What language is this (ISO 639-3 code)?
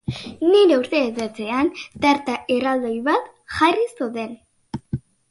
eus